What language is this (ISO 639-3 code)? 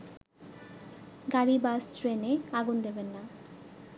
ben